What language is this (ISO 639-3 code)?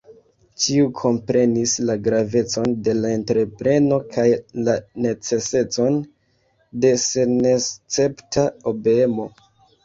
epo